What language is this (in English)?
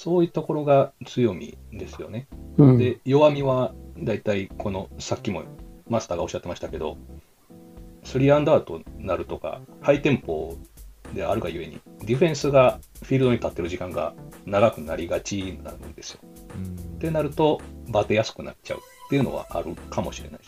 Japanese